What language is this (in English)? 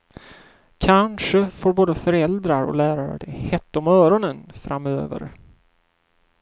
Swedish